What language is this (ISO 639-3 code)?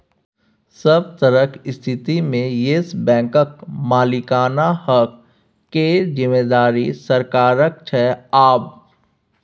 mai